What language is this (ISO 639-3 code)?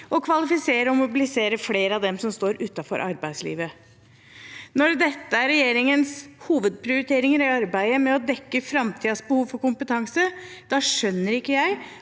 nor